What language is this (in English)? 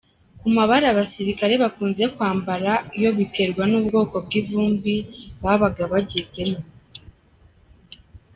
Kinyarwanda